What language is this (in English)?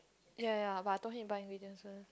English